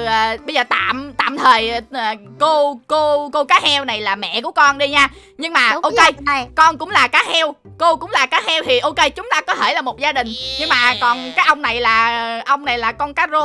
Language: Vietnamese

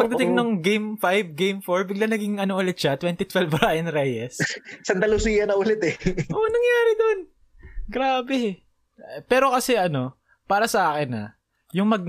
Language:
Filipino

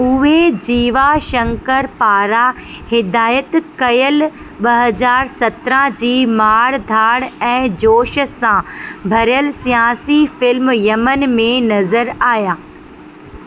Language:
Sindhi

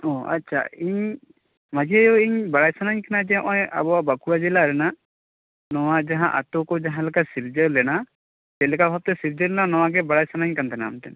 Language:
Santali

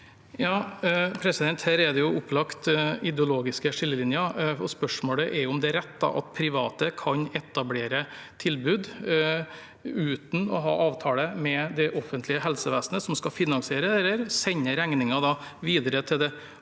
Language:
Norwegian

